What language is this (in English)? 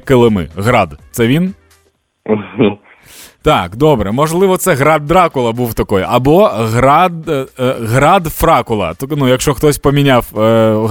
Ukrainian